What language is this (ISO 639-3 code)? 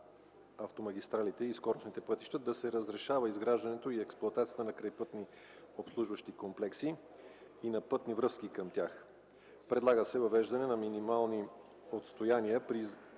bul